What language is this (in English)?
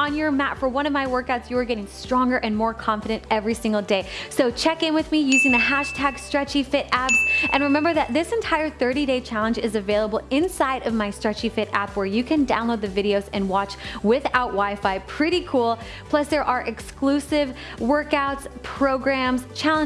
English